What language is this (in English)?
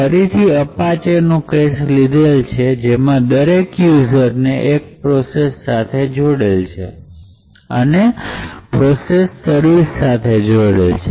Gujarati